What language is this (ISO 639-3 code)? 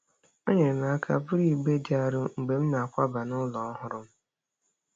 ibo